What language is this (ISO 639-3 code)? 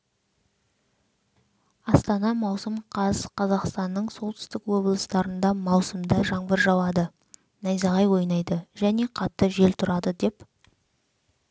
kaz